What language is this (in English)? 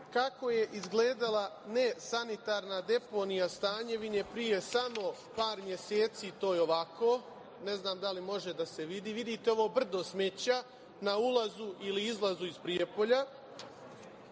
Serbian